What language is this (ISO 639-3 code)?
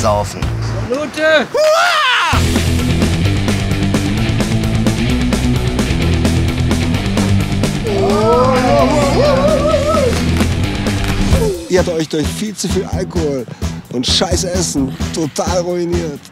deu